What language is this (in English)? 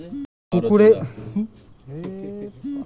Bangla